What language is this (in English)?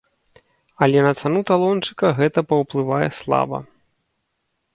Belarusian